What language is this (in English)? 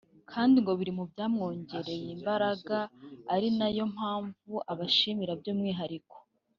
Kinyarwanda